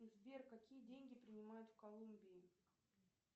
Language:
Russian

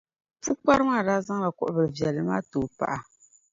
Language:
Dagbani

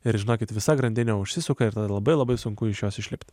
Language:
Lithuanian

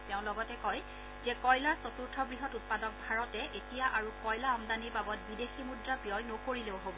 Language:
Assamese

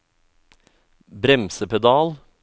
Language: Norwegian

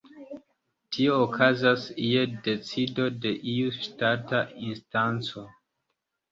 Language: Esperanto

